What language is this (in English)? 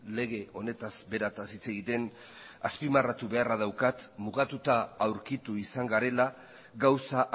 Basque